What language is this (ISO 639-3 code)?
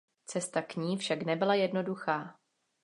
ces